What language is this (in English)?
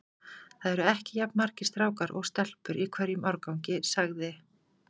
Icelandic